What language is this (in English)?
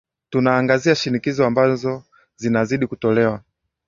Swahili